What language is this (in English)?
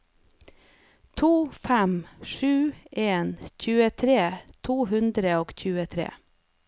Norwegian